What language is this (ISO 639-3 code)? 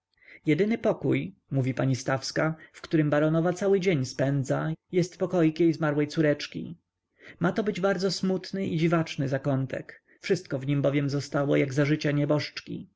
pol